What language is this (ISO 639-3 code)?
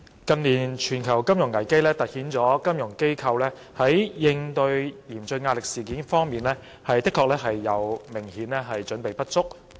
yue